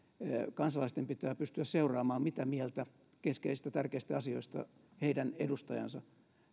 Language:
Finnish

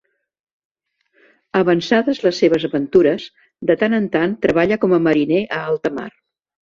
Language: Catalan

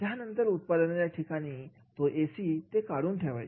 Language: Marathi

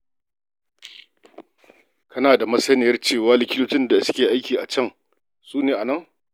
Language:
Hausa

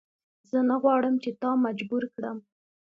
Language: Pashto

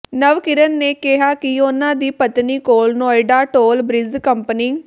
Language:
Punjabi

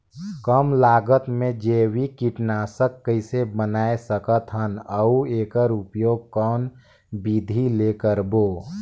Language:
Chhattisgarhi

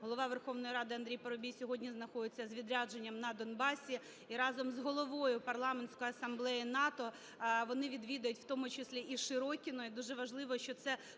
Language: Ukrainian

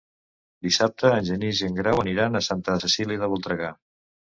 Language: Catalan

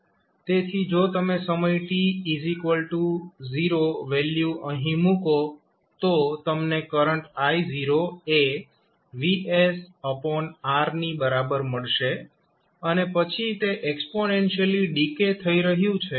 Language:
Gujarati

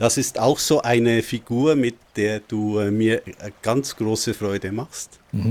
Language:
German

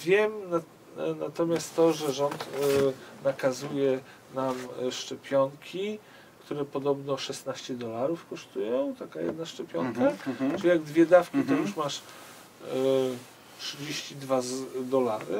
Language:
Polish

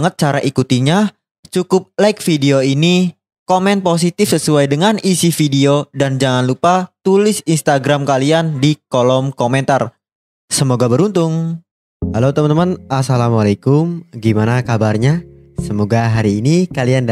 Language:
Indonesian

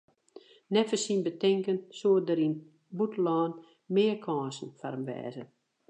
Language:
Western Frisian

